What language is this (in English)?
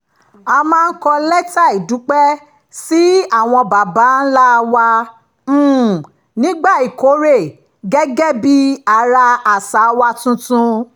Yoruba